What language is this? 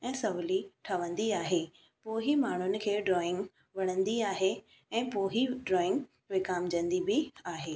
Sindhi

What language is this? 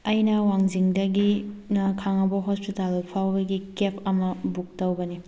Manipuri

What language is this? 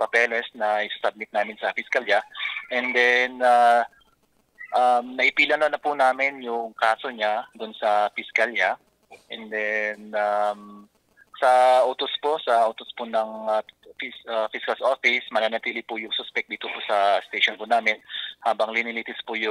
Filipino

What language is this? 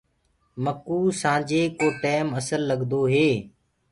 Gurgula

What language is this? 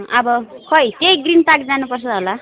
Nepali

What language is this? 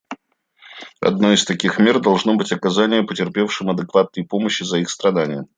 Russian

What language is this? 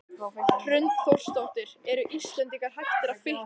Icelandic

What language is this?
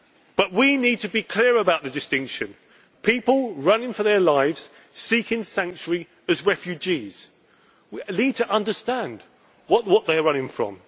English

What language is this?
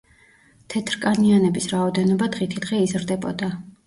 Georgian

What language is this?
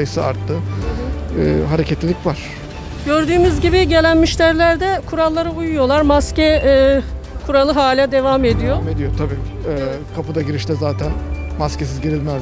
Turkish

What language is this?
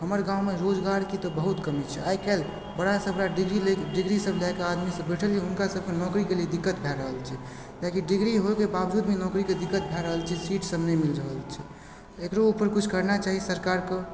Maithili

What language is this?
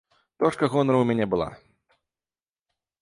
Belarusian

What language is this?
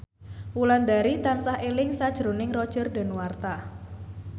Javanese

